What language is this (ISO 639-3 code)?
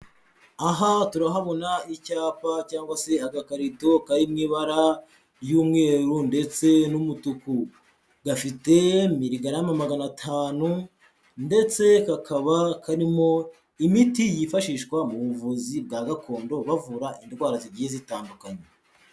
kin